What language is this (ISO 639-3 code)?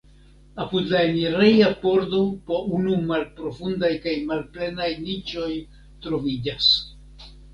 epo